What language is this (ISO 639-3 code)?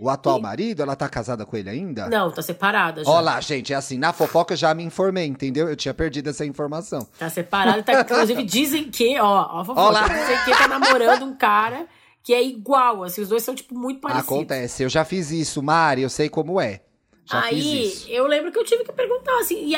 por